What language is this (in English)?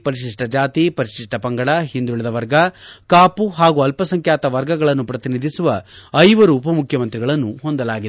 Kannada